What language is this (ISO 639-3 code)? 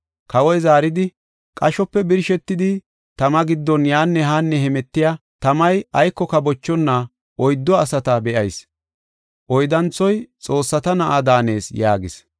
gof